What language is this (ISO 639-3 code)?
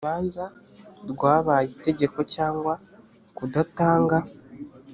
kin